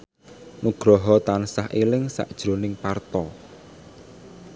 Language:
Javanese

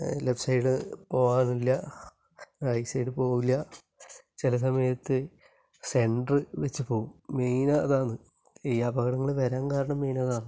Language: Malayalam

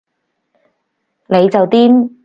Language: Cantonese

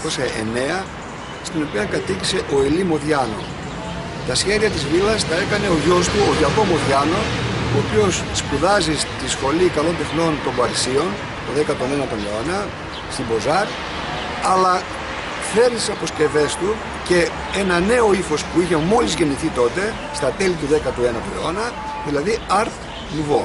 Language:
Greek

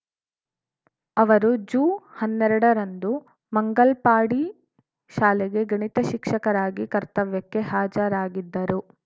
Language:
Kannada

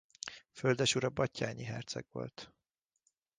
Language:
Hungarian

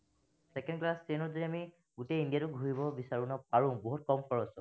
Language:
Assamese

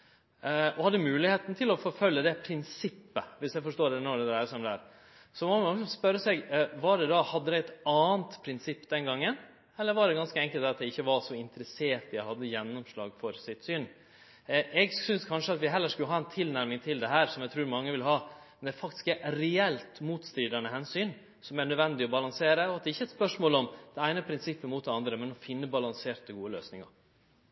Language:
Norwegian Nynorsk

